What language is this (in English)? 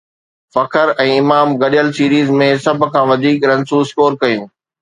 Sindhi